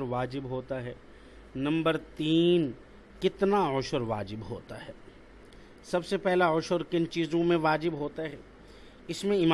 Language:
Urdu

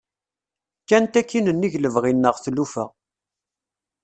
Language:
Kabyle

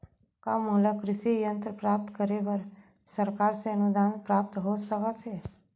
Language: Chhattisgarhi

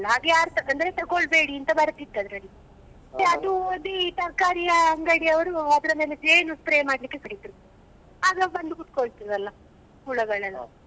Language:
Kannada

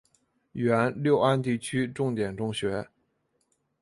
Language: Chinese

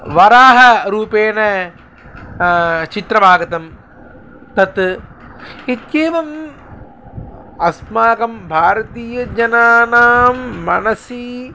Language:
Sanskrit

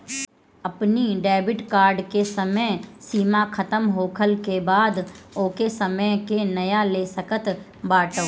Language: Bhojpuri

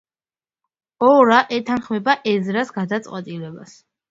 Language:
Georgian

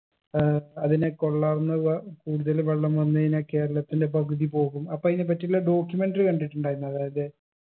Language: Malayalam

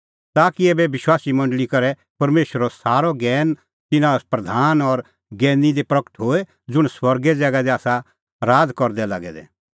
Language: Kullu Pahari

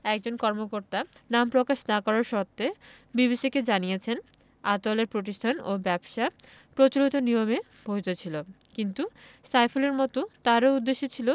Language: Bangla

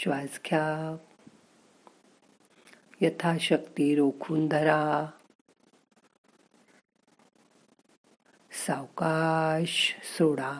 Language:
Marathi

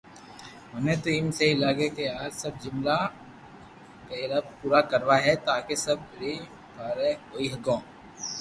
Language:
Loarki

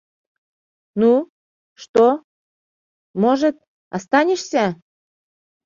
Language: Mari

